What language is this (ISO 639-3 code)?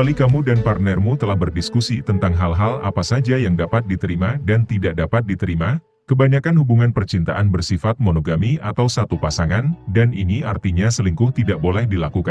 ind